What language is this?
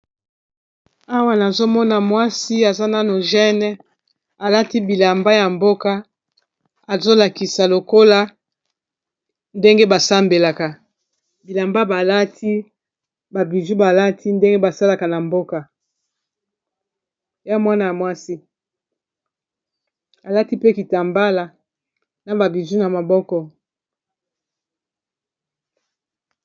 Lingala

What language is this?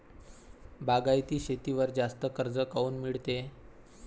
Marathi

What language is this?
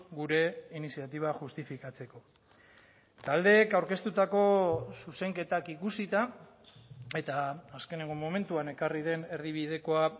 Basque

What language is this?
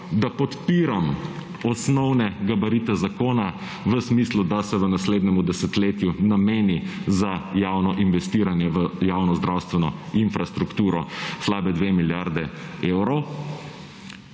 Slovenian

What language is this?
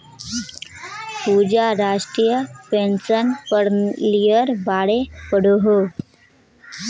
Magahi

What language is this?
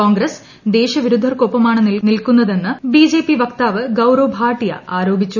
Malayalam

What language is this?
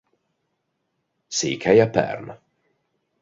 Hungarian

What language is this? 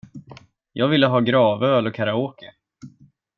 Swedish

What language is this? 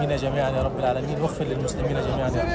Indonesian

